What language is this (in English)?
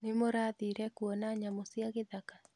Kikuyu